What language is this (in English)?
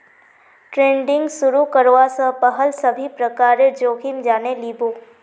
Magahi